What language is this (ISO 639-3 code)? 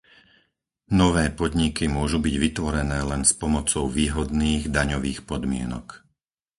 slk